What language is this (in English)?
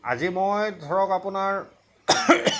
Assamese